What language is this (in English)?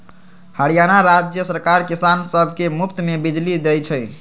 Magahi